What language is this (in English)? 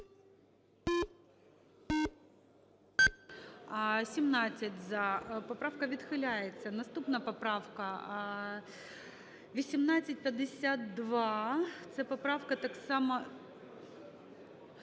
Ukrainian